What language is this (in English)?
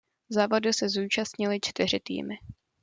Czech